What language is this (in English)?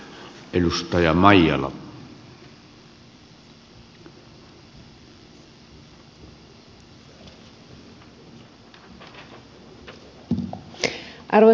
Finnish